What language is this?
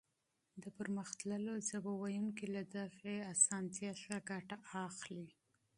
Pashto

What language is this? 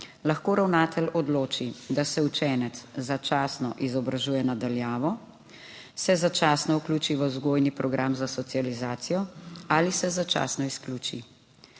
Slovenian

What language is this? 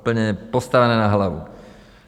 Czech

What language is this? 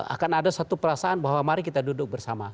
Indonesian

